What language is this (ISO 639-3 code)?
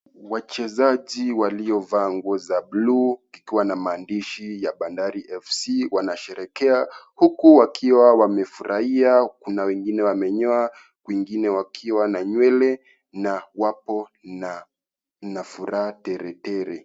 swa